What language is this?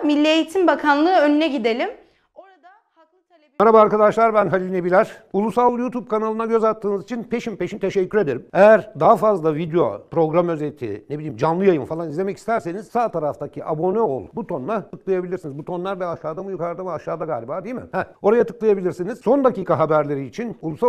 Turkish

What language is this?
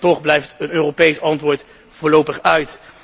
Dutch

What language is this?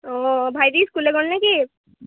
Assamese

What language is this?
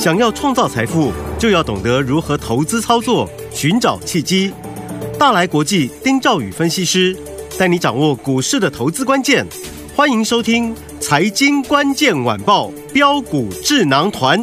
Chinese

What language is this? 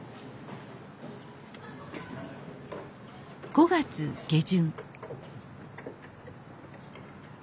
Japanese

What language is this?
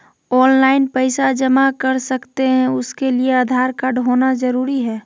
Magahi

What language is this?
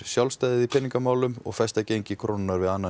Icelandic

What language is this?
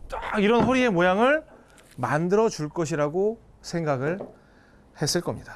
Korean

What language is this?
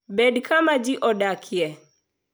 Luo (Kenya and Tanzania)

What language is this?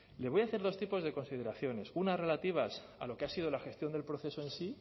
Spanish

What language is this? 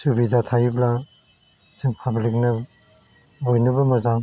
Bodo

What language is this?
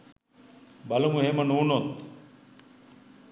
Sinhala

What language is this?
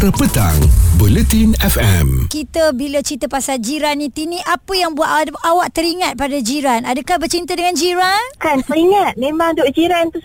Malay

